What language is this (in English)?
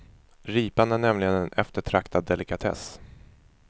Swedish